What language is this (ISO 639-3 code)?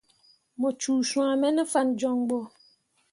mua